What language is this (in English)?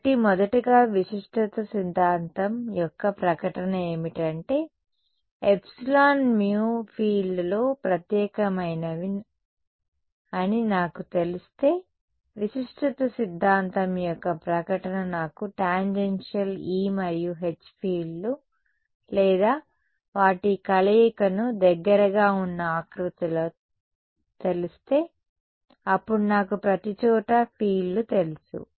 Telugu